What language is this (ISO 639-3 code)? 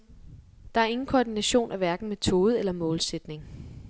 dan